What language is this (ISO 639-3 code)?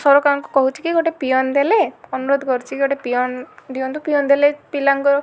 ori